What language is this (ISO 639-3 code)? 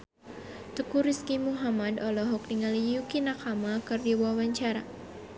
sun